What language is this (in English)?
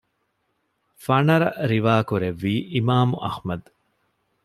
Divehi